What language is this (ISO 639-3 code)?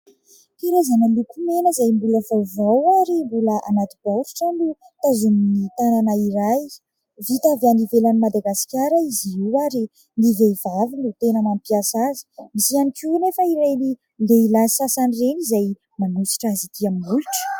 mlg